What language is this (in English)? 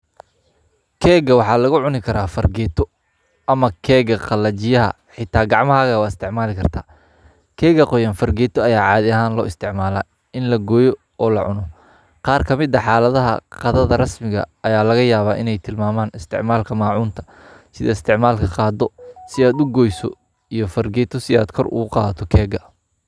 Somali